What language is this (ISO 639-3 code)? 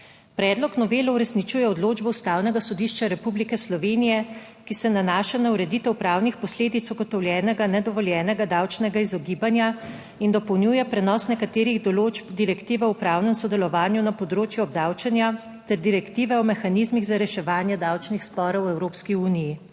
slv